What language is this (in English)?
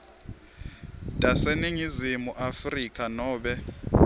Swati